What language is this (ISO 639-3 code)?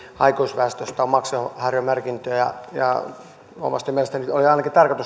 fin